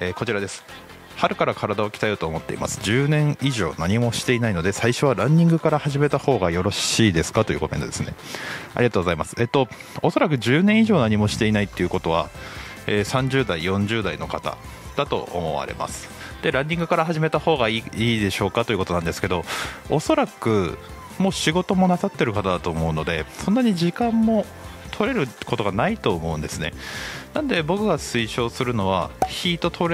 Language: Japanese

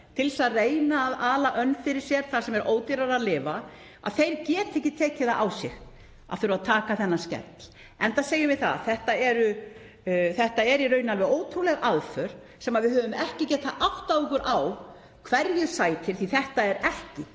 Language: Icelandic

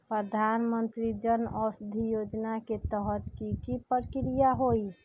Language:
Magahi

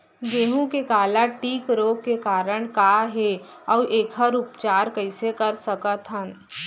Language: Chhattisgarhi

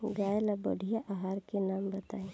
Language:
Bhojpuri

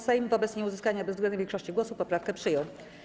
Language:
Polish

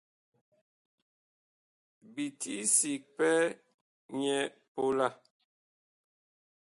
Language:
Bakoko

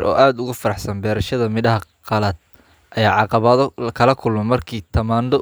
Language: Somali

